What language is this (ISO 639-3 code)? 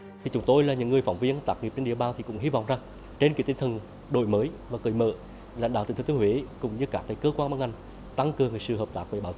vie